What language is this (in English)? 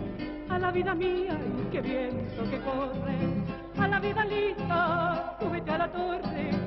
Italian